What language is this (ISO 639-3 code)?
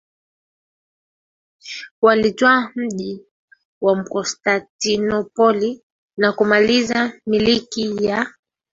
swa